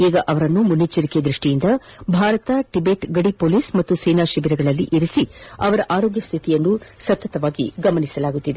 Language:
Kannada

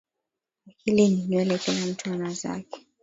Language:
Swahili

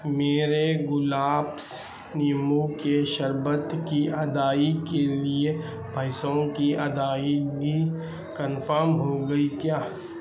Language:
Urdu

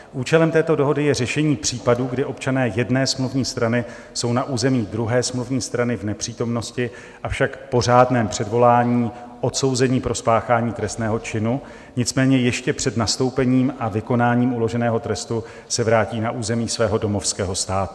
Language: Czech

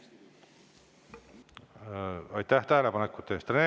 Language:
Estonian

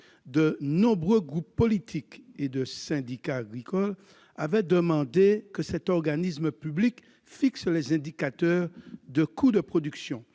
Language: French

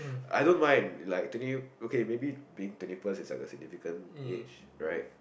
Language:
English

